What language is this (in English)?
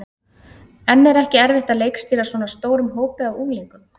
Icelandic